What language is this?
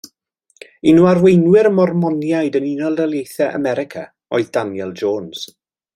Welsh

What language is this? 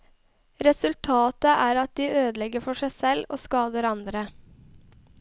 Norwegian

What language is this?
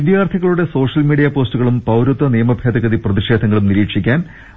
Malayalam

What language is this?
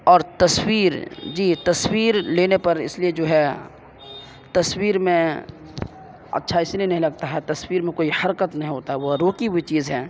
Urdu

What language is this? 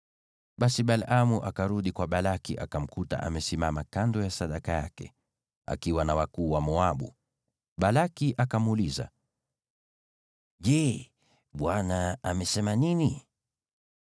Swahili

